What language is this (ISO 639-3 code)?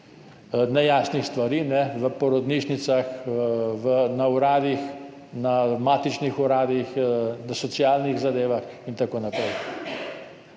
slv